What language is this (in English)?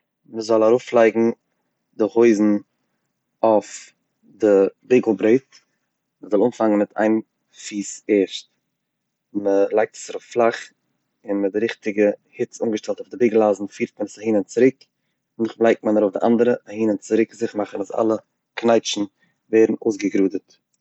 Yiddish